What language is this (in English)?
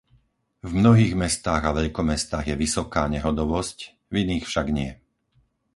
Slovak